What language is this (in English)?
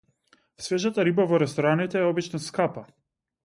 Macedonian